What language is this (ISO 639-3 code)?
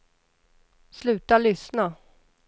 swe